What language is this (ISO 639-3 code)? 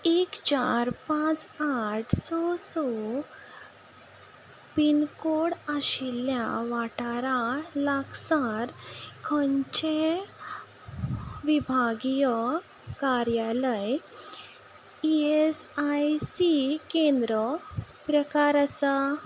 kok